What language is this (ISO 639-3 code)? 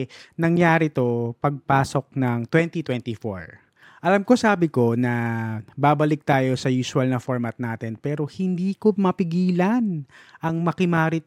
fil